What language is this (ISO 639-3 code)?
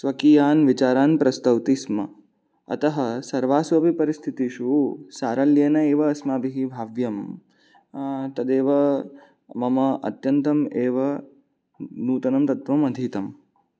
san